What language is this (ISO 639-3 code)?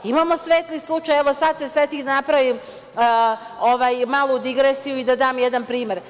srp